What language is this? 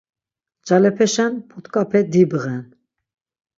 Laz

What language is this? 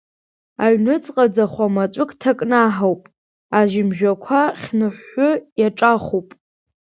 Abkhazian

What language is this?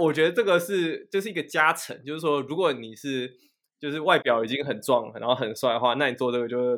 Chinese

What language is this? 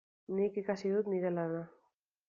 Basque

